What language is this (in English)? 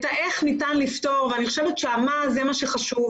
Hebrew